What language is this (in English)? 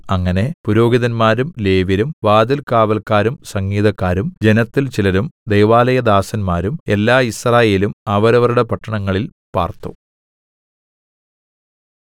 Malayalam